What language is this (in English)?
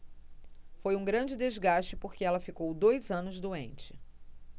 Portuguese